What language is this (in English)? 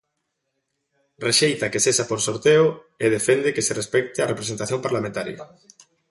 Galician